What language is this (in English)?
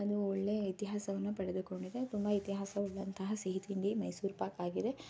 Kannada